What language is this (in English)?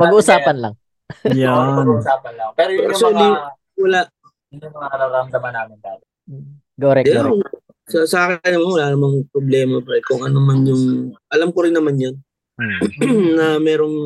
Filipino